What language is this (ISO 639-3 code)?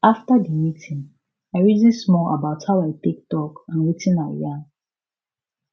pcm